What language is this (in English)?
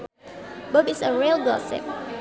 Sundanese